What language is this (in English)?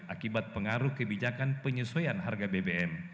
Indonesian